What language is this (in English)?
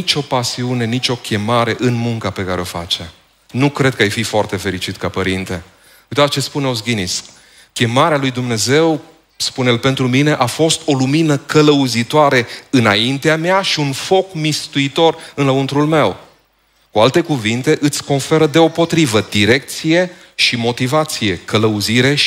Romanian